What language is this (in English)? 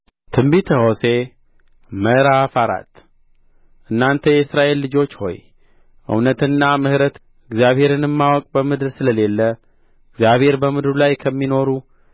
Amharic